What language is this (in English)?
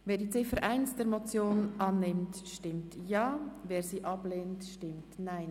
Swiss German